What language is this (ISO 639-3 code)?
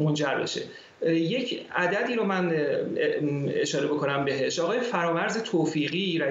fas